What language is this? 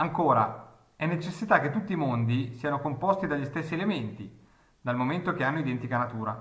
Italian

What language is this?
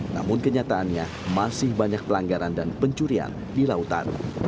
Indonesian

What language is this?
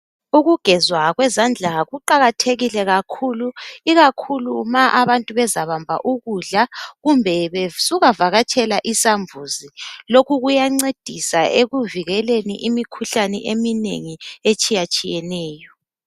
North Ndebele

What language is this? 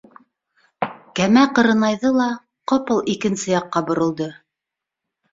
Bashkir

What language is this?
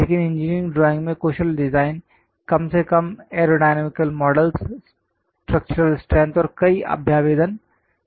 Hindi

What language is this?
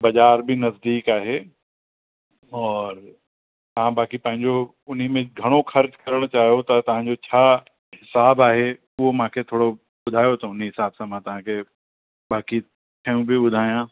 Sindhi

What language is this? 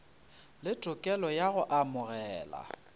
Northern Sotho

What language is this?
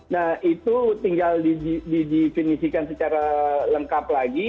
Indonesian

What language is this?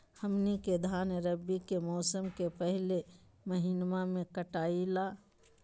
Magahi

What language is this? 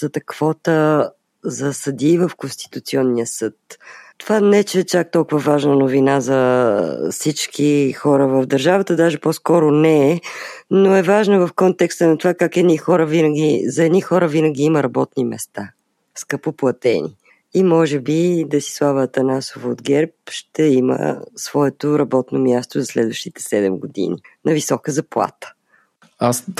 Bulgarian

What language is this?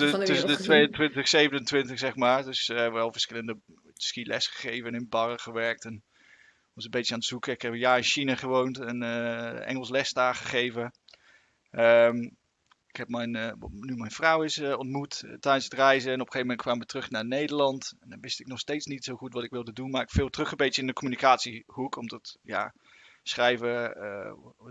Dutch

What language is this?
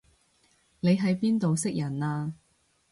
Cantonese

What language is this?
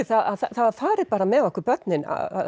Icelandic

